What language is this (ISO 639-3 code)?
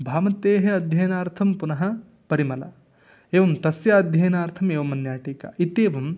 san